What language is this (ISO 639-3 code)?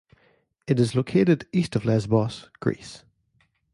eng